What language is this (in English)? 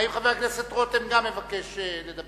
Hebrew